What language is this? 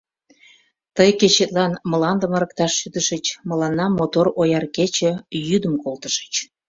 Mari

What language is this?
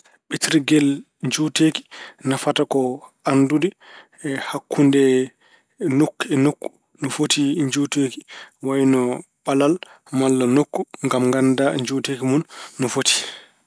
Fula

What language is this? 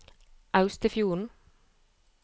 Norwegian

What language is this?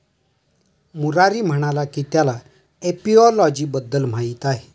Marathi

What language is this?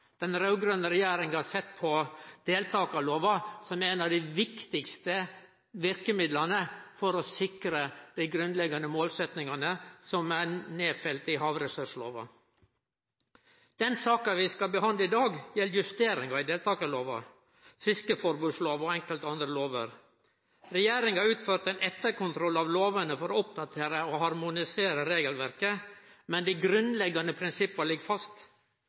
Norwegian Nynorsk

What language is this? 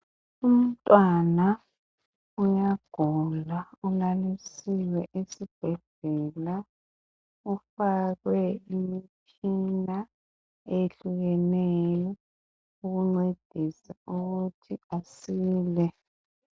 North Ndebele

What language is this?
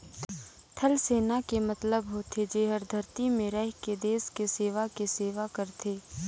Chhattisgarhi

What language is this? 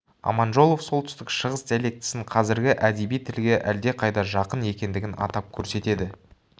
Kazakh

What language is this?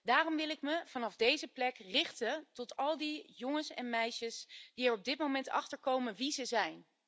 Dutch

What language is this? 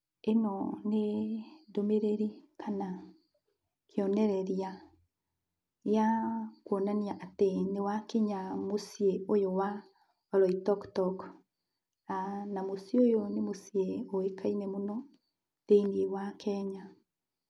Kikuyu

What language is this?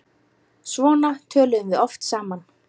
Icelandic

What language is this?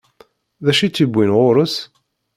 Kabyle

